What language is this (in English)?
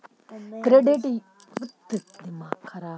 Magahi